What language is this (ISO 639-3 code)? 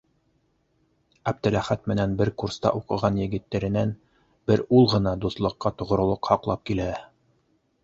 bak